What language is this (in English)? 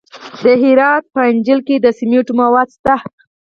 Pashto